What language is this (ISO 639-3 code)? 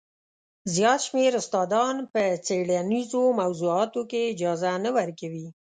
pus